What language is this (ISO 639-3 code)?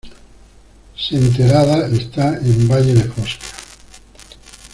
spa